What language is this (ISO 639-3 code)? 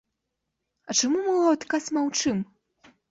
bel